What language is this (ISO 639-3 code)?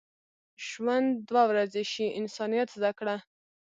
pus